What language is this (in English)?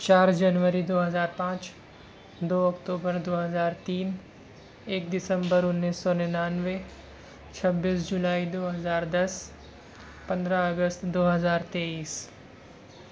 Urdu